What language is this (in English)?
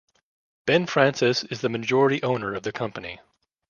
English